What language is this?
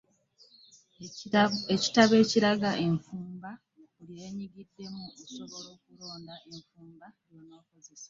Ganda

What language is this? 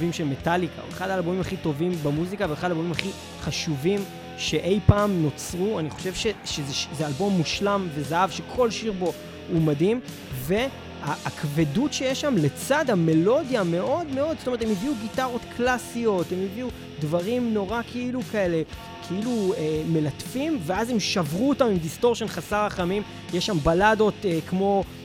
Hebrew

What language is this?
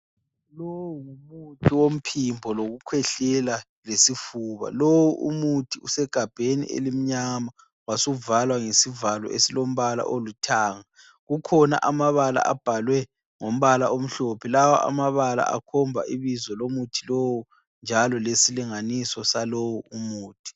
North Ndebele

